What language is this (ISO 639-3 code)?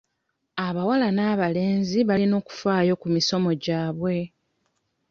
lug